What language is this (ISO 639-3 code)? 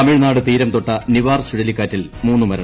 mal